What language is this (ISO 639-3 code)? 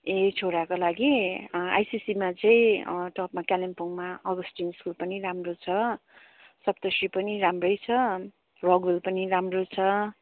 nep